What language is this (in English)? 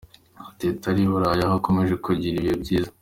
Kinyarwanda